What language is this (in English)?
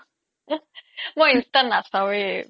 Assamese